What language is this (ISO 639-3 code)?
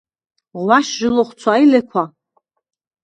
sva